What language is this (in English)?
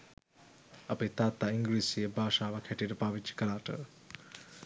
Sinhala